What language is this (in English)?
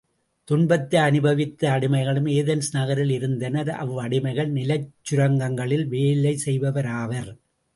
Tamil